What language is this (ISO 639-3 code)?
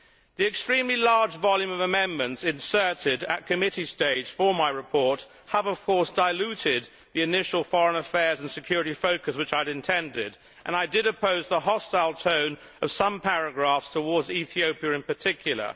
eng